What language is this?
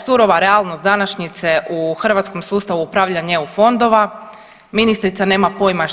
Croatian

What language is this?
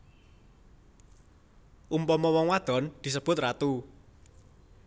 Javanese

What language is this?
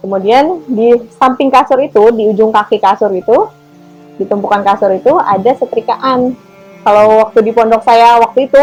Indonesian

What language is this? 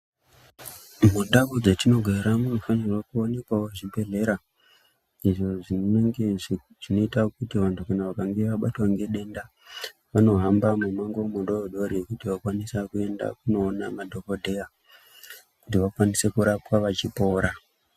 Ndau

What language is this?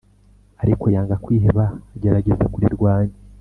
Kinyarwanda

